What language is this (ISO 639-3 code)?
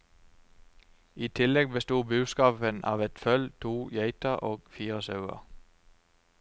nor